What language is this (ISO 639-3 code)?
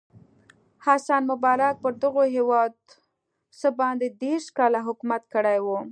pus